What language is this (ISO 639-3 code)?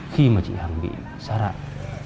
vie